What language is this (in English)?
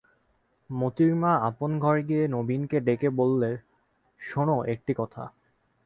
Bangla